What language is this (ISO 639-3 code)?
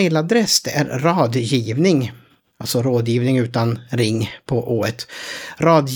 swe